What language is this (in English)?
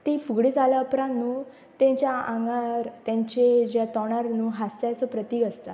Konkani